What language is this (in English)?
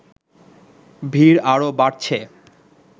Bangla